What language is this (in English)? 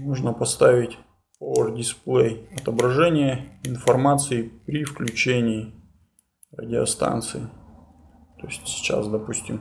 Russian